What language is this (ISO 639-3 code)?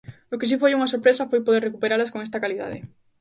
glg